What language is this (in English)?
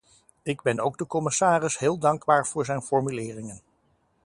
Dutch